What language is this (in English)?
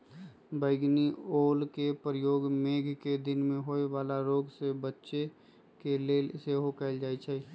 Magahi